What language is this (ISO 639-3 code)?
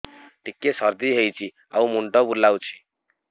ori